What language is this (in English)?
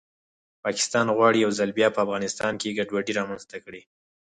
Pashto